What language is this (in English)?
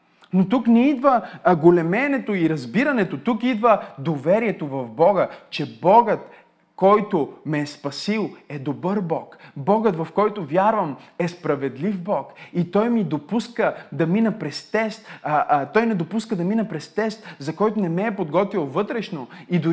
Bulgarian